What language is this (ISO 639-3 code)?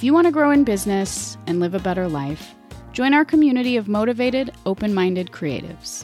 eng